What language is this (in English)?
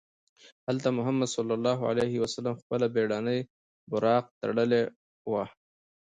Pashto